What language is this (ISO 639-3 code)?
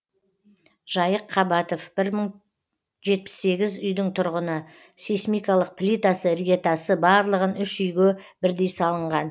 kaz